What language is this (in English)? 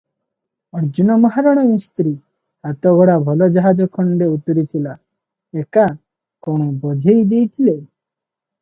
Odia